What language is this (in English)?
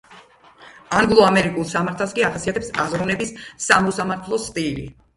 Georgian